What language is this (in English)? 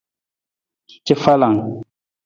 Nawdm